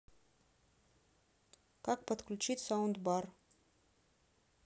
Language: Russian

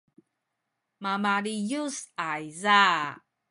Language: Sakizaya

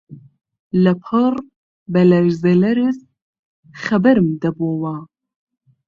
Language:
Central Kurdish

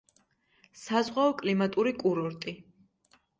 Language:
Georgian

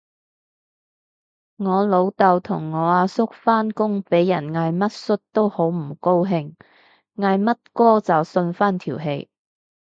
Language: Cantonese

